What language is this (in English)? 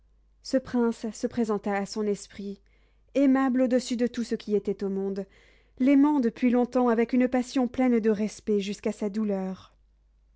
French